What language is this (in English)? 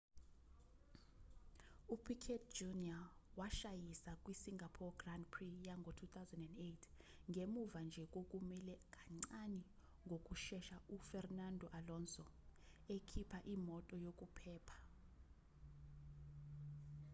Zulu